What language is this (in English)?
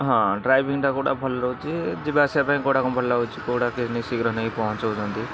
Odia